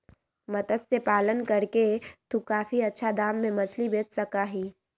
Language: Magahi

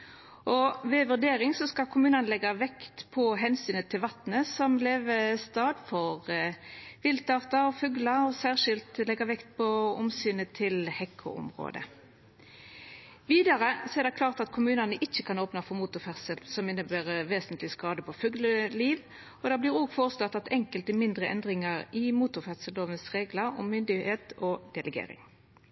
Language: Norwegian Nynorsk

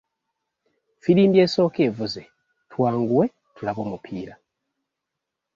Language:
Ganda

